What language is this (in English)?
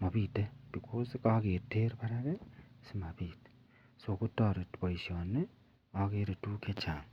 Kalenjin